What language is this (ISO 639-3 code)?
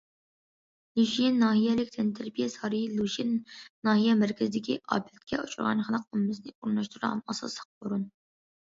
uig